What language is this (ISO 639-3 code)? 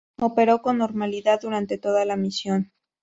spa